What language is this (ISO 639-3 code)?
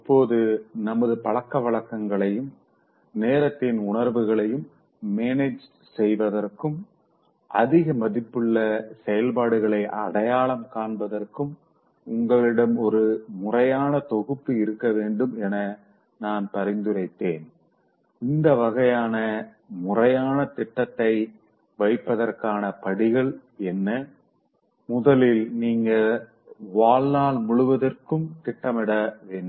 tam